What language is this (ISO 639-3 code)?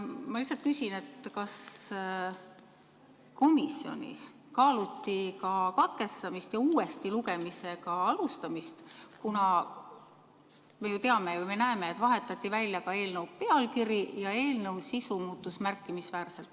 est